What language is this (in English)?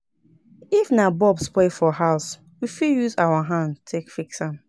Nigerian Pidgin